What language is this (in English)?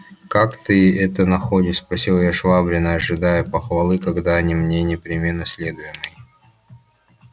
Russian